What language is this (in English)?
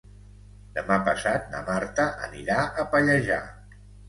Catalan